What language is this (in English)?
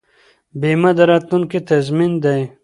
Pashto